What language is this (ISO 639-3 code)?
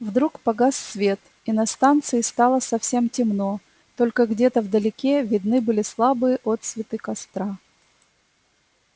rus